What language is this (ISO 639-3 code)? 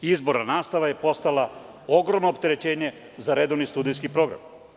srp